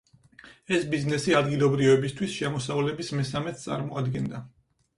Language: Georgian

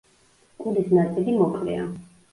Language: Georgian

